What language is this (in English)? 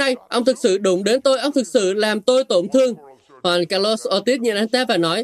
Vietnamese